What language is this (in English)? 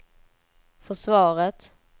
Swedish